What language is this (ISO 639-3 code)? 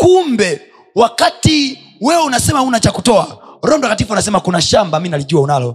swa